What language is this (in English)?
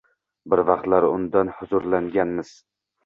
Uzbek